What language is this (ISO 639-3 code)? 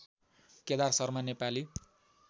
nep